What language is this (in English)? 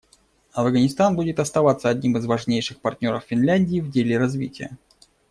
Russian